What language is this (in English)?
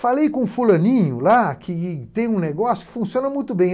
Portuguese